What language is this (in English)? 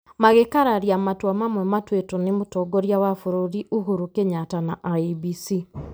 Kikuyu